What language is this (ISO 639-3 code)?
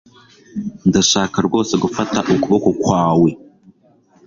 kin